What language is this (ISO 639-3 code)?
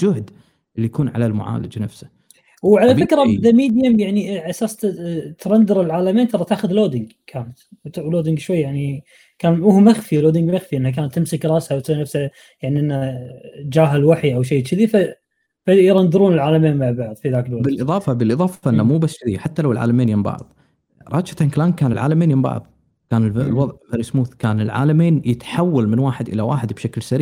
ara